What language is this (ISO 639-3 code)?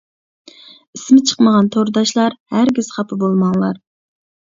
uig